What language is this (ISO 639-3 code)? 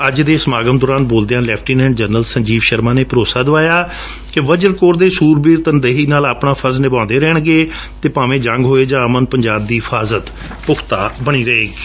pan